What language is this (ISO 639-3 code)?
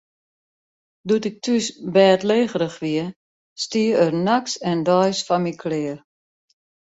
fry